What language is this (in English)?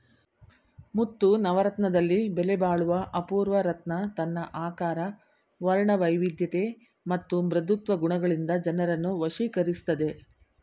Kannada